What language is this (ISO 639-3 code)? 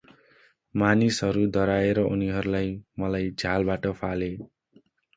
nep